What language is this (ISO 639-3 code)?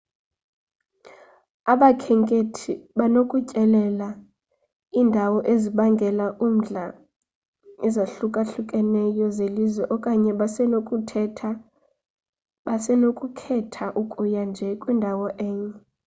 xho